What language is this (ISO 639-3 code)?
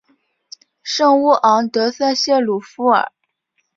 zho